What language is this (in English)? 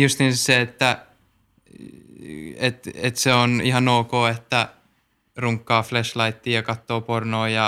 Finnish